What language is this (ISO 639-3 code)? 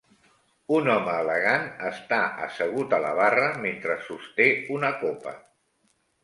cat